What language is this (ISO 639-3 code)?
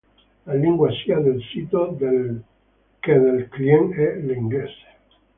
ita